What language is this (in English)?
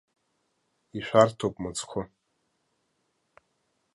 Abkhazian